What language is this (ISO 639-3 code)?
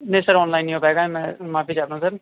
urd